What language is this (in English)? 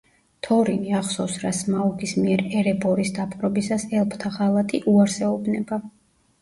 Georgian